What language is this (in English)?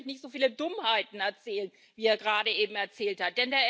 German